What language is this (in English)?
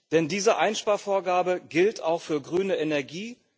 German